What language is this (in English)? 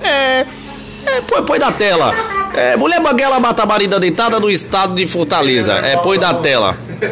Portuguese